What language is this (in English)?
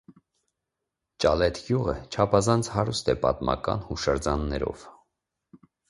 Armenian